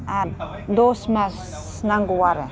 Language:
Bodo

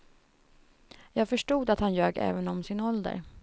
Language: Swedish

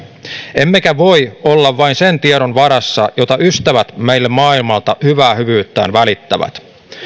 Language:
Finnish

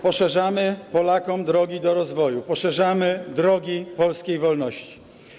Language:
Polish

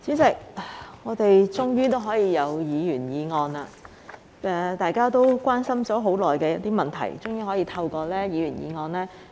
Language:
Cantonese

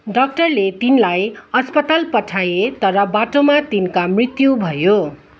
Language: Nepali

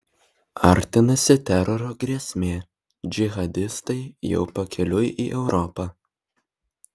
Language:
Lithuanian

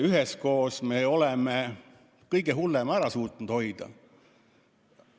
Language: Estonian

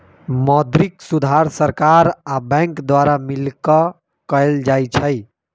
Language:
Magahi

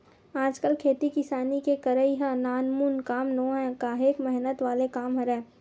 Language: Chhattisgarhi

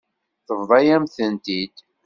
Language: Kabyle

